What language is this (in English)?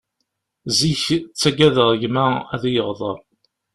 Kabyle